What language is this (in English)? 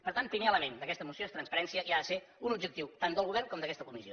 Catalan